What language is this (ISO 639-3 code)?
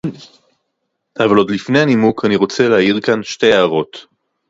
heb